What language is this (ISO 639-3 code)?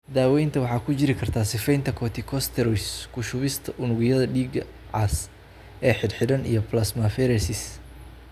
som